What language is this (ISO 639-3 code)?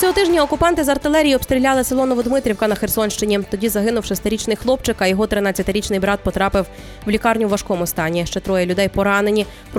ukr